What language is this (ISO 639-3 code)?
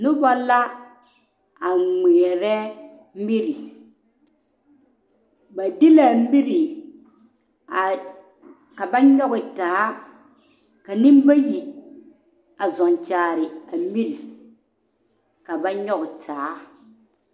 dga